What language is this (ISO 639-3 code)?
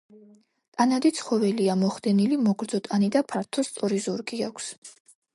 kat